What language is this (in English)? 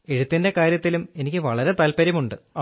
Malayalam